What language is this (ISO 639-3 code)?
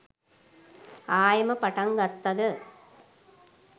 sin